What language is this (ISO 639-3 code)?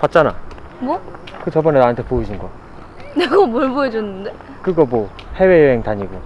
kor